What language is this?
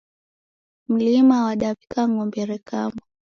Taita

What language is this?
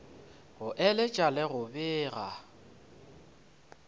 Northern Sotho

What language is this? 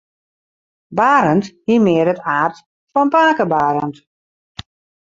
Western Frisian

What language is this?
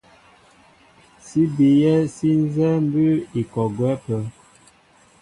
Mbo (Cameroon)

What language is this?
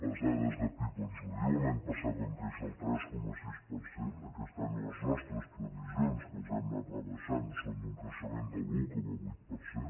Catalan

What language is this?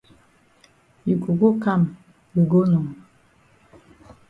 Cameroon Pidgin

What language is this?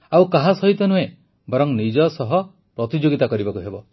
Odia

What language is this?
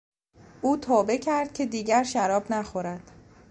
Persian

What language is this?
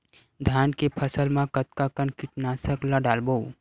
Chhattisgarhi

